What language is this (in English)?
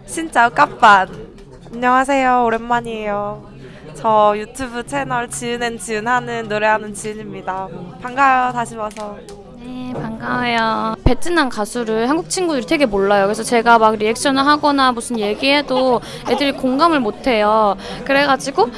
Korean